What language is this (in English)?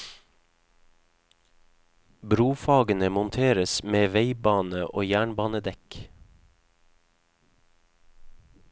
Norwegian